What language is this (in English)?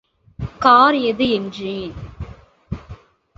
Tamil